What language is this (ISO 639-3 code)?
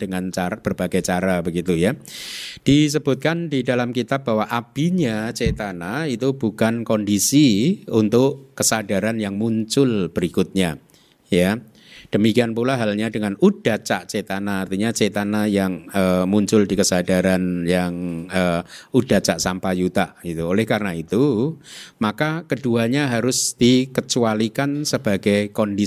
ind